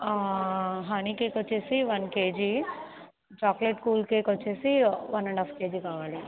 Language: Telugu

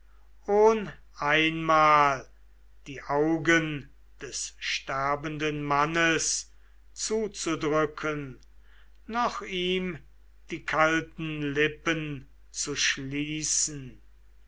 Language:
German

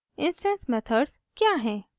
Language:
Hindi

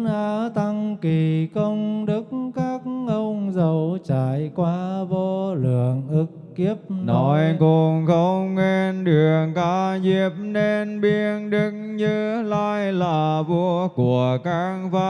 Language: Vietnamese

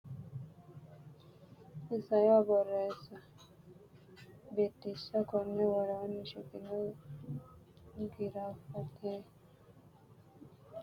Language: Sidamo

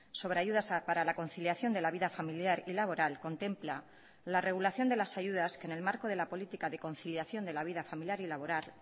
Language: Spanish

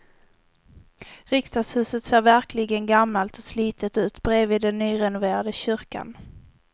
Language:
Swedish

